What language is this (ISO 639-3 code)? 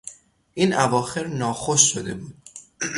fas